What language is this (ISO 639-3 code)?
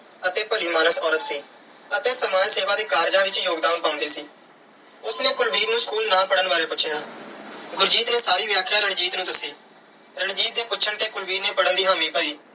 pan